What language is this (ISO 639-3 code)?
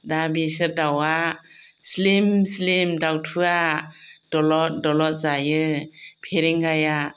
brx